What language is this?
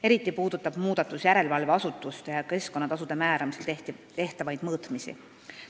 Estonian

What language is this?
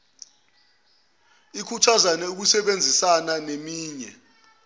Zulu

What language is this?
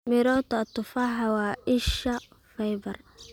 Somali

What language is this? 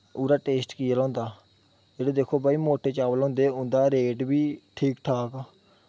Dogri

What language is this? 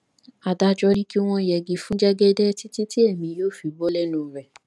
Yoruba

